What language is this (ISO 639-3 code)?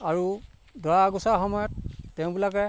asm